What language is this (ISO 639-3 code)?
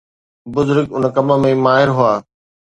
snd